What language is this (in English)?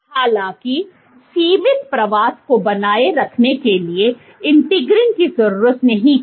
Hindi